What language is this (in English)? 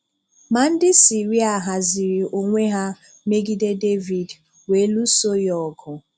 Igbo